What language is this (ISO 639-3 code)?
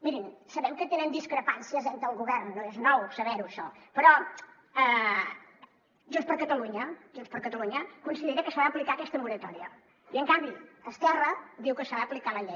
cat